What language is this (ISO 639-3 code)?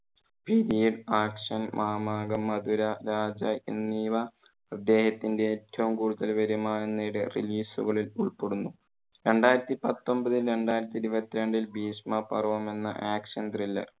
mal